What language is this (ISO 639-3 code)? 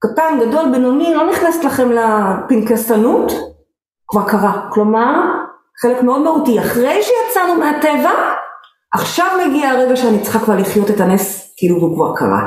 heb